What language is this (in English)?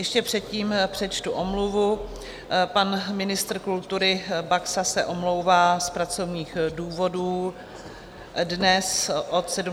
Czech